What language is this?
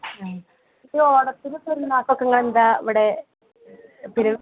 Malayalam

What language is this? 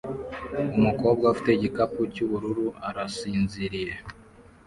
Kinyarwanda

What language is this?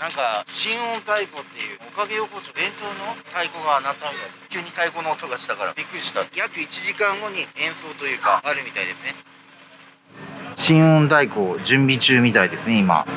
Japanese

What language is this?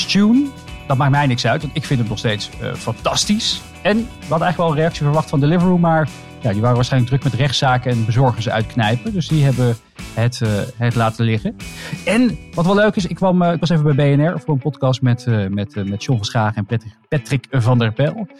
Dutch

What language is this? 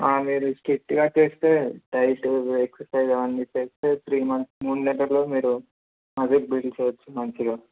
Telugu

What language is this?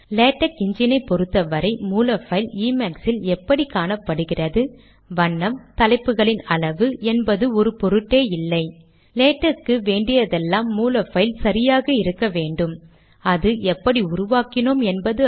Tamil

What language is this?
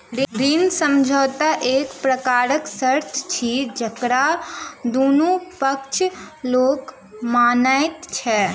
Maithili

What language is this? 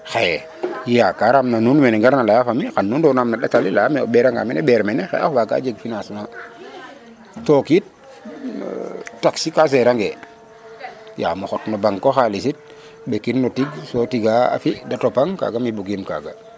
Serer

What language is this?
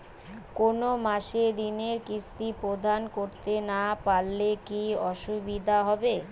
Bangla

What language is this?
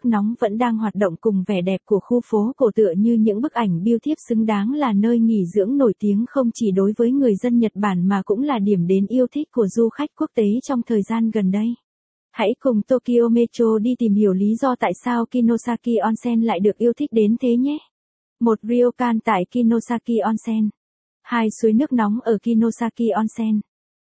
Vietnamese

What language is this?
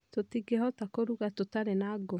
Kikuyu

